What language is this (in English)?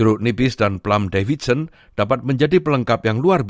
Indonesian